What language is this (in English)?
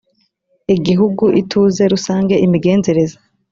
Kinyarwanda